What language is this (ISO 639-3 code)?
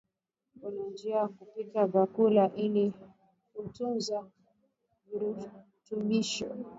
swa